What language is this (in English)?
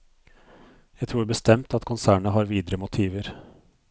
Norwegian